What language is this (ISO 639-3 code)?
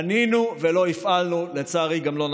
heb